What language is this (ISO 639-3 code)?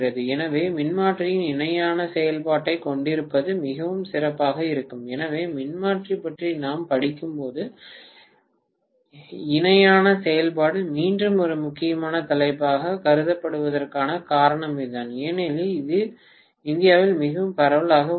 tam